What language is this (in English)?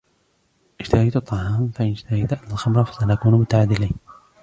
Arabic